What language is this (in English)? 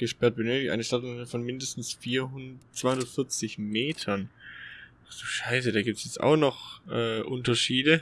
German